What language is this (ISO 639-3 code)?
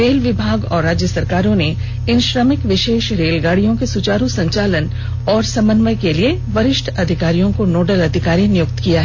hin